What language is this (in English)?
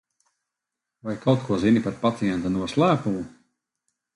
Latvian